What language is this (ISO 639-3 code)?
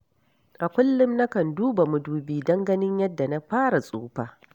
hau